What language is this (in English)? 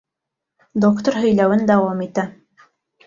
Bashkir